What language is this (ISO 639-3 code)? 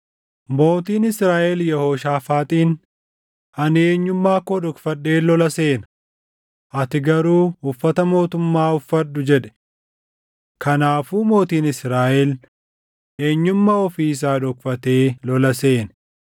orm